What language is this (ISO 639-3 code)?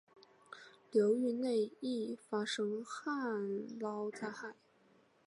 zho